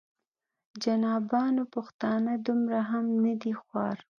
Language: Pashto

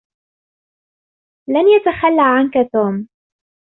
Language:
Arabic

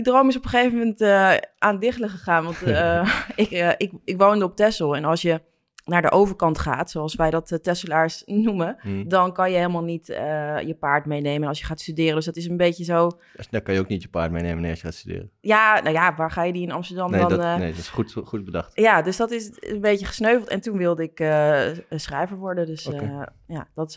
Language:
Dutch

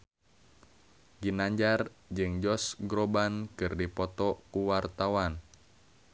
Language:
Sundanese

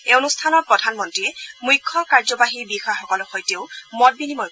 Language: Assamese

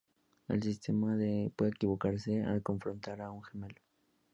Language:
Spanish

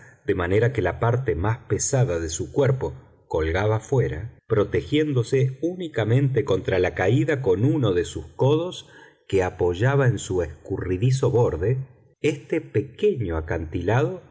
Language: Spanish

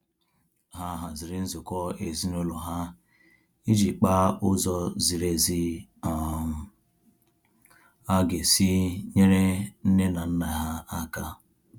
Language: Igbo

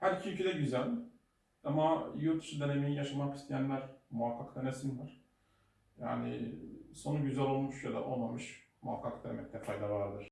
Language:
Turkish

